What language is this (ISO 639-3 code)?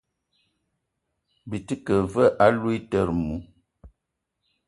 eto